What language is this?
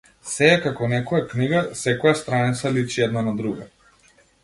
Macedonian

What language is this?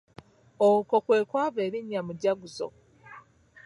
Ganda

